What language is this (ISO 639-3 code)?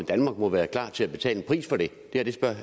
dan